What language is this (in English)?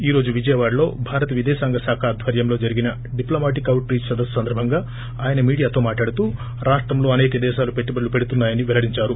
Telugu